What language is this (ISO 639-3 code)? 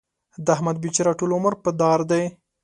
pus